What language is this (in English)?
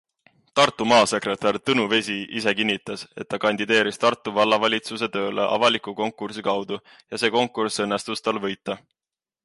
Estonian